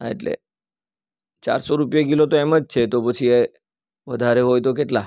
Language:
Gujarati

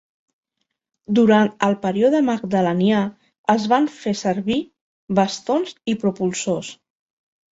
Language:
Catalan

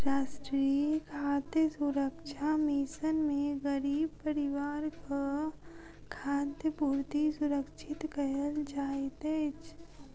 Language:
Maithili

